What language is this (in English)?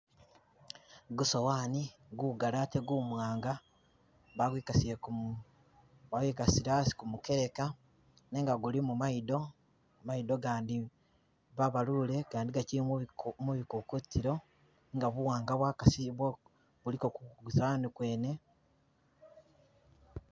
Masaaba